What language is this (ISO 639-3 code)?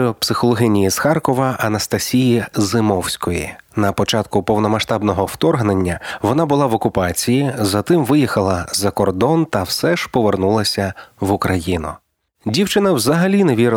ukr